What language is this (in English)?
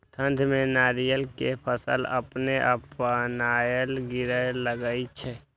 Maithili